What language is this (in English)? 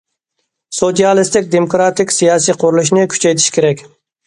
Uyghur